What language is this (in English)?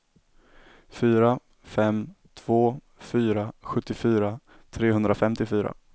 Swedish